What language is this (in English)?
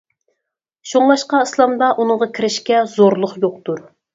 Uyghur